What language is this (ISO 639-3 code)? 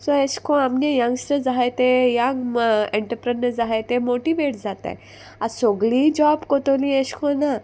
kok